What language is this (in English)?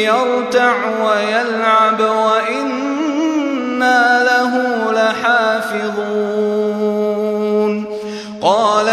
Arabic